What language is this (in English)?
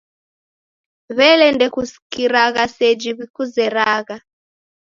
Taita